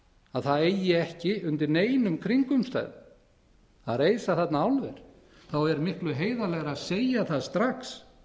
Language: Icelandic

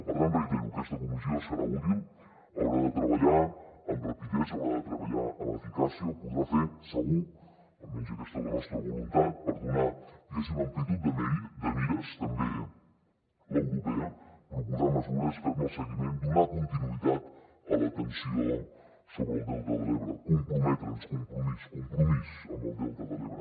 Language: Catalan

